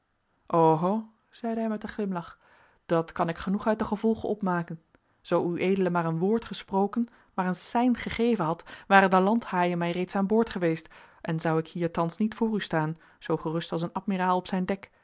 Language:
Dutch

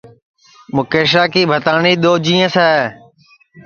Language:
Sansi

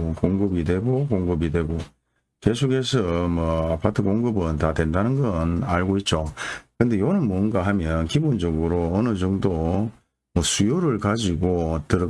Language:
Korean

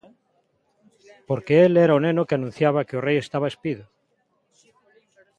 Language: Galician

